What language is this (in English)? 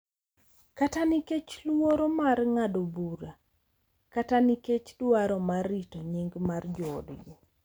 Luo (Kenya and Tanzania)